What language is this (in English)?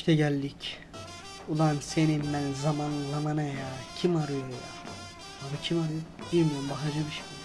Turkish